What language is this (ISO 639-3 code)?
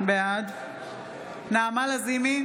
heb